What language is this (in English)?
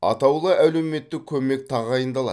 Kazakh